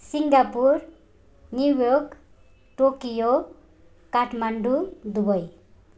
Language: Nepali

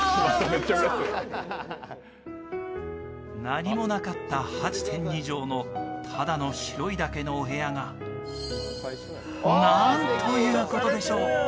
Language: Japanese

